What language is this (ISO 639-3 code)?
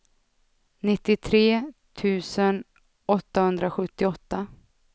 swe